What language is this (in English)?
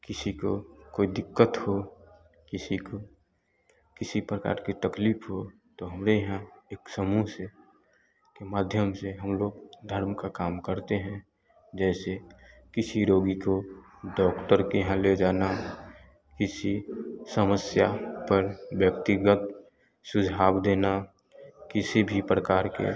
Hindi